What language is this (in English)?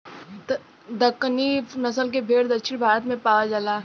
Bhojpuri